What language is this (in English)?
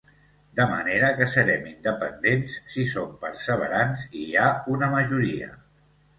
Catalan